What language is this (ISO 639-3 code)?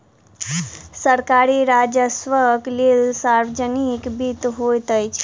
mai